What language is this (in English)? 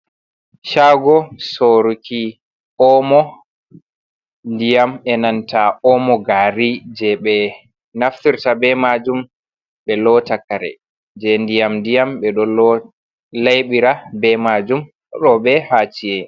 Fula